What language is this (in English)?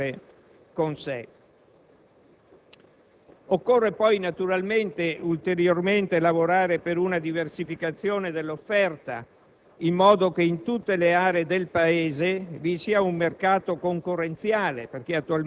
Italian